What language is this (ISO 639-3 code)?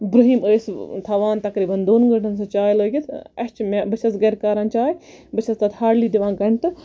kas